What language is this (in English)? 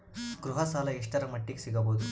Kannada